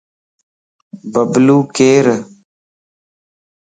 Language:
Lasi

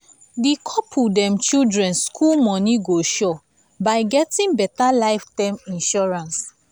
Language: Nigerian Pidgin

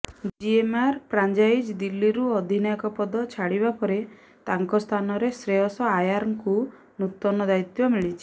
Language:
Odia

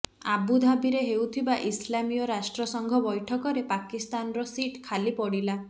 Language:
Odia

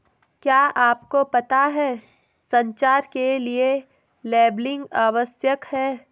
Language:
Hindi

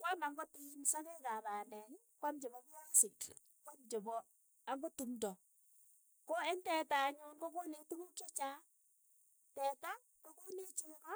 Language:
Keiyo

